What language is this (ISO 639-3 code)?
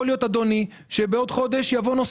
heb